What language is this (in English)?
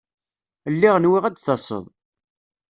Kabyle